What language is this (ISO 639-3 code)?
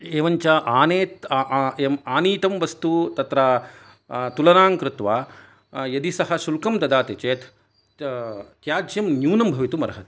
san